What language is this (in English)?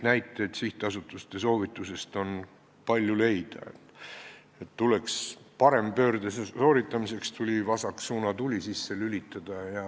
Estonian